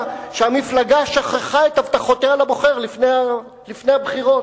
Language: Hebrew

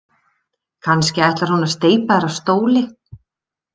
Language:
Icelandic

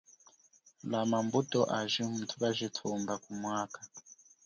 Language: Chokwe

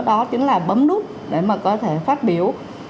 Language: Vietnamese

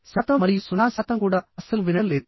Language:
Telugu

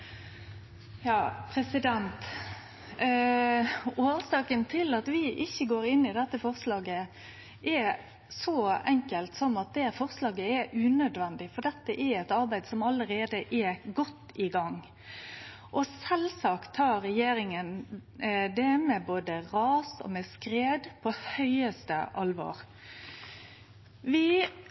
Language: Norwegian Nynorsk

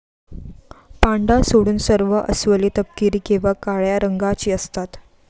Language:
Marathi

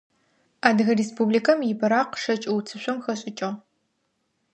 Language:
Adyghe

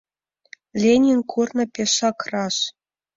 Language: Mari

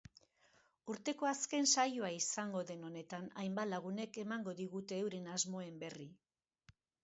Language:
Basque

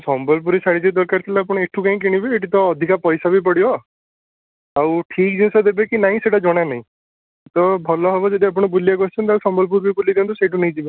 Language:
Odia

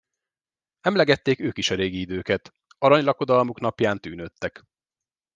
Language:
Hungarian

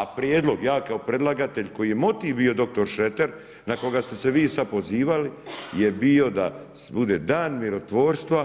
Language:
Croatian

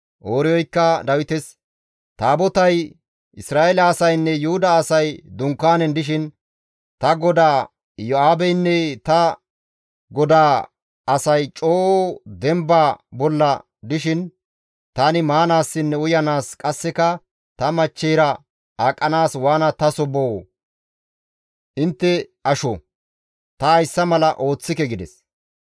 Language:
Gamo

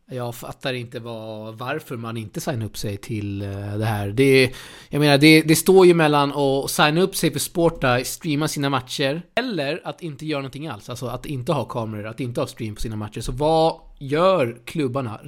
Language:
Swedish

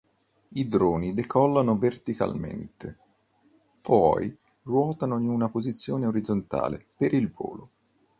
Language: Italian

